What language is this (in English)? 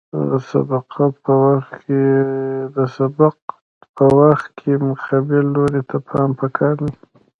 Pashto